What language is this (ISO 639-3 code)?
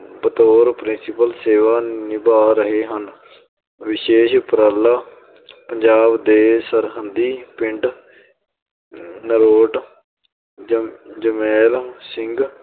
pan